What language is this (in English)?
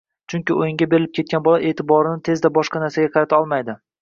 Uzbek